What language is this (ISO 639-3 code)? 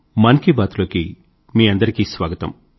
tel